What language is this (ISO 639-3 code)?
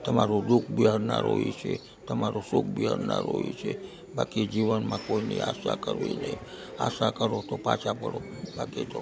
guj